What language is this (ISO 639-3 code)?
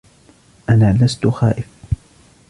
ara